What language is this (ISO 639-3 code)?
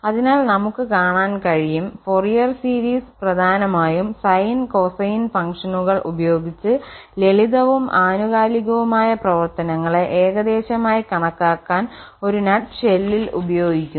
mal